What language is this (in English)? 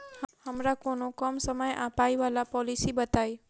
Maithili